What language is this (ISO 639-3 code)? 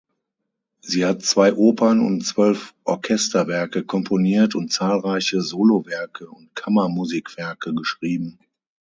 deu